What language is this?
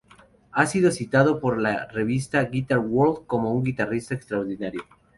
Spanish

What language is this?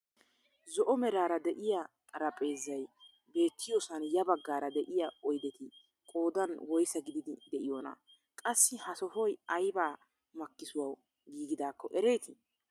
Wolaytta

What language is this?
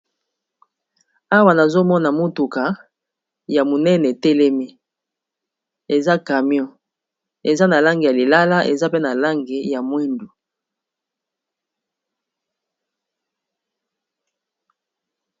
Lingala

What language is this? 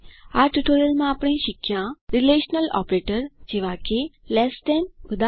Gujarati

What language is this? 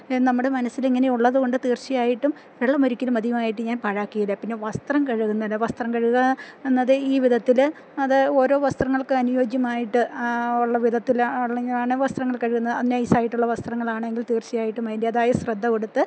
Malayalam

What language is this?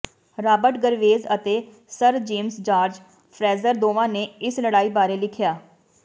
Punjabi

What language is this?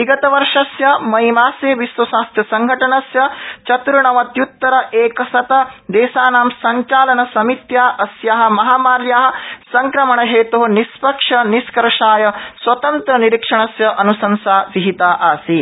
Sanskrit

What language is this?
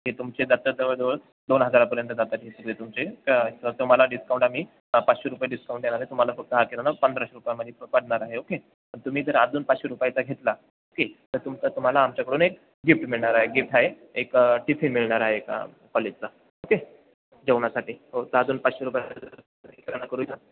Marathi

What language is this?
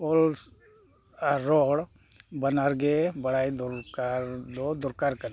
Santali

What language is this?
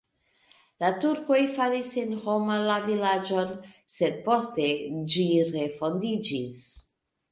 Esperanto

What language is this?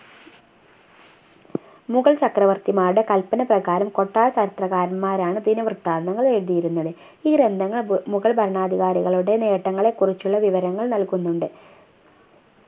Malayalam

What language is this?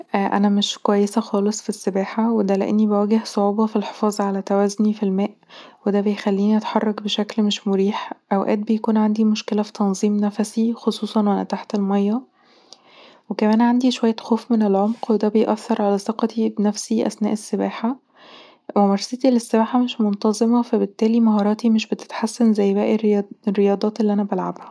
Egyptian Arabic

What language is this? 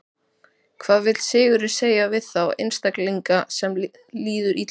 Icelandic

